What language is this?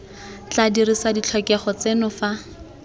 Tswana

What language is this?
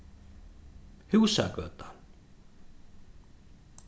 Faroese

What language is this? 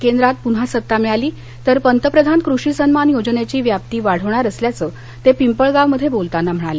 Marathi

